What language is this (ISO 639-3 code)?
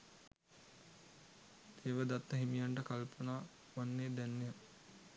sin